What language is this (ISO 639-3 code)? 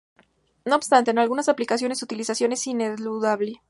spa